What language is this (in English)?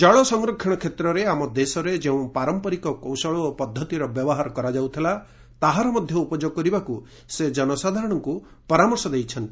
Odia